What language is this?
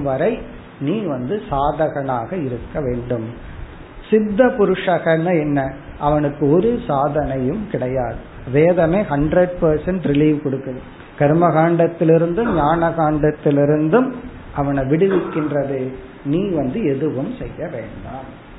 Tamil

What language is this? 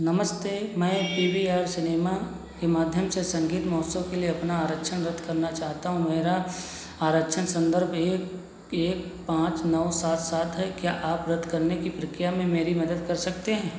Hindi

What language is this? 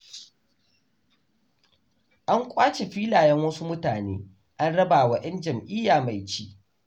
Hausa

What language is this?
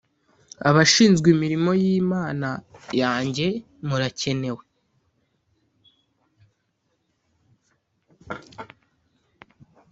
Kinyarwanda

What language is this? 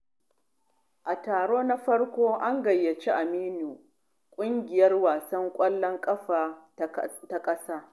Hausa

